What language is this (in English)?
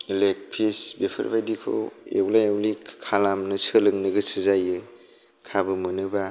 Bodo